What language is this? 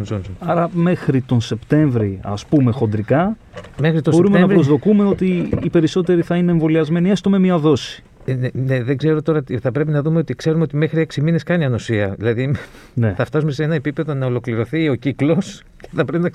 Greek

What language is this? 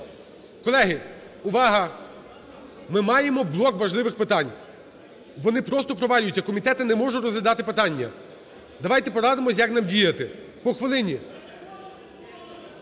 Ukrainian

